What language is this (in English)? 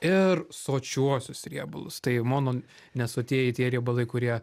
Lithuanian